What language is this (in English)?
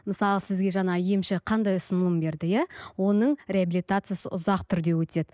Kazakh